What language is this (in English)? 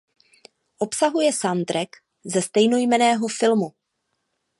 Czech